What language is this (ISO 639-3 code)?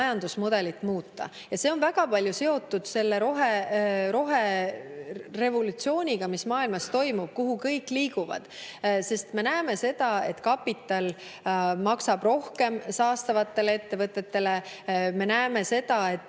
est